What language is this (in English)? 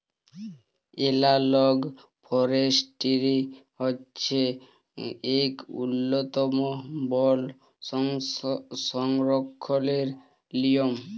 Bangla